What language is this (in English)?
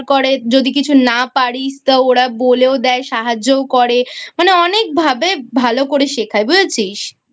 Bangla